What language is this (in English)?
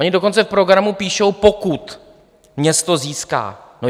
Czech